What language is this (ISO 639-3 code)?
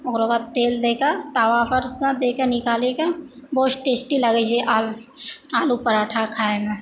mai